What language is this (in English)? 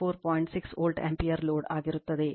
Kannada